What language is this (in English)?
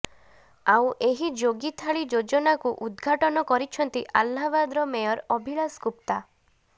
Odia